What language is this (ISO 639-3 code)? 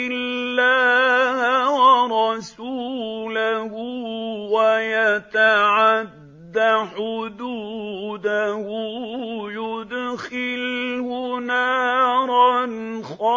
ara